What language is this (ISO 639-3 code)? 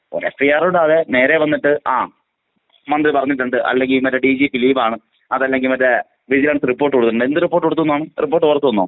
mal